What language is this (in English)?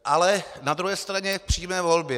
Czech